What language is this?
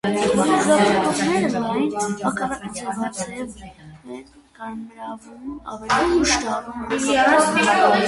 Armenian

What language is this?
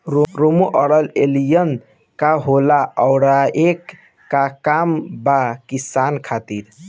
Bhojpuri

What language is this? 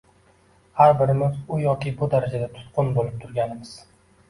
Uzbek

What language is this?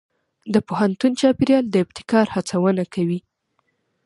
Pashto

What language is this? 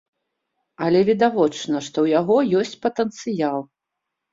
Belarusian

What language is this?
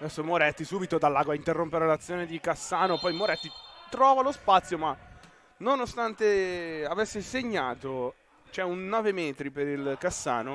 Italian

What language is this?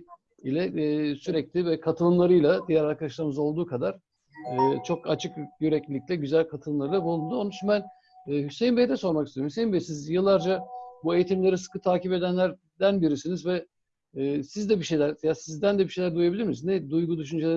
Turkish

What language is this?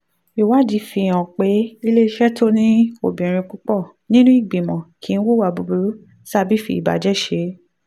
Yoruba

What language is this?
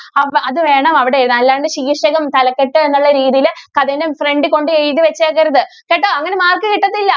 Malayalam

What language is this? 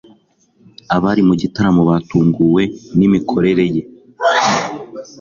Kinyarwanda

